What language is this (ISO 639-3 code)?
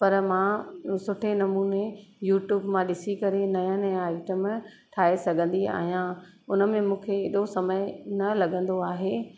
snd